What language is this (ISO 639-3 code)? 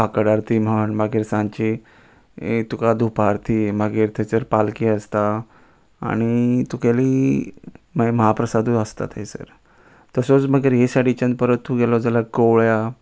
kok